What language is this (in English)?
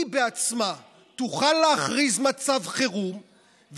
Hebrew